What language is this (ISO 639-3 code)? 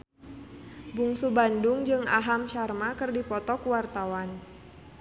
sun